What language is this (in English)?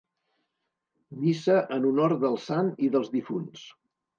Catalan